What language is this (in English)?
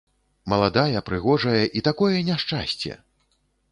Belarusian